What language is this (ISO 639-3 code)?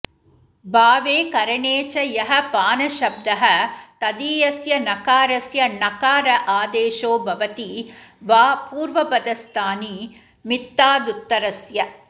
san